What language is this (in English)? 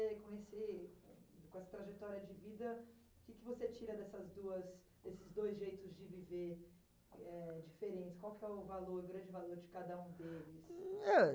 Portuguese